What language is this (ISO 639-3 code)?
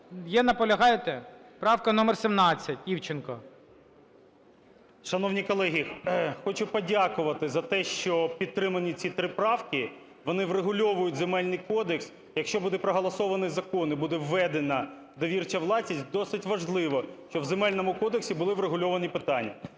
ukr